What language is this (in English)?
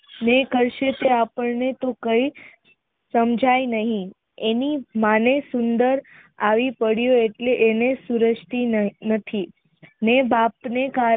Gujarati